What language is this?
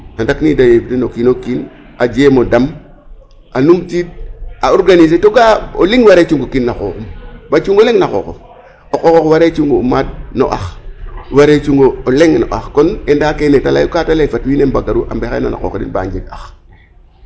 Serer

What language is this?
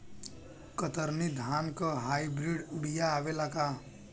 Bhojpuri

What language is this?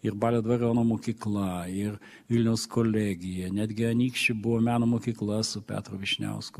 Lithuanian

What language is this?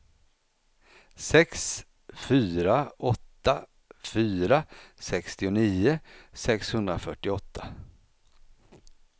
Swedish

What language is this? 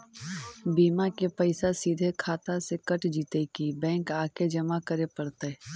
Magahi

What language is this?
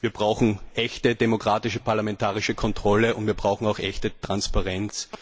German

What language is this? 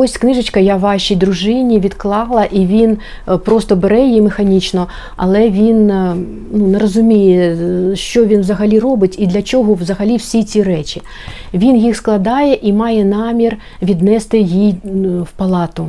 Ukrainian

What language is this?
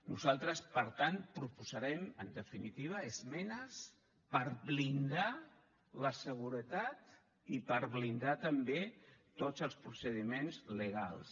Catalan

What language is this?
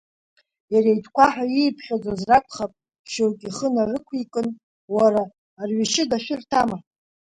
Abkhazian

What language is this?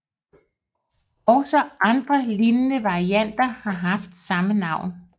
Danish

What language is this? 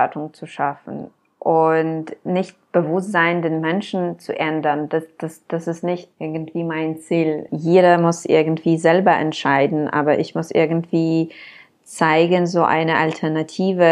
German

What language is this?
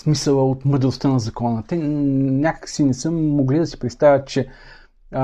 Bulgarian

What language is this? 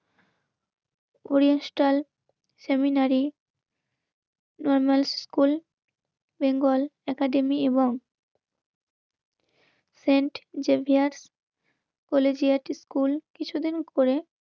Bangla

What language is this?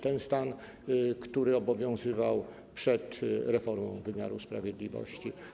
Polish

